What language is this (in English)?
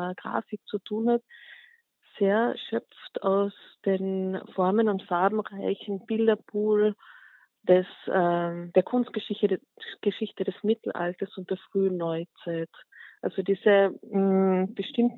German